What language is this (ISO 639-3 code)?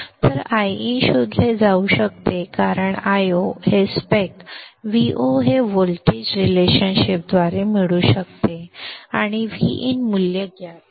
mar